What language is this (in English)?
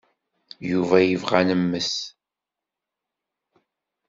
Kabyle